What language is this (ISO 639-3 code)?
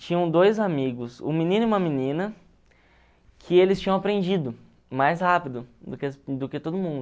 por